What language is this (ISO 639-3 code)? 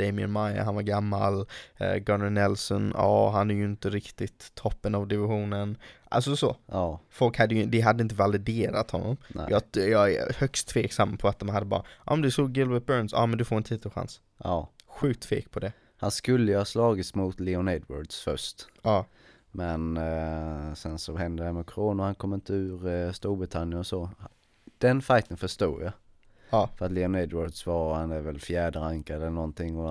swe